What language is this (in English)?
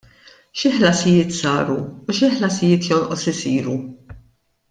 Maltese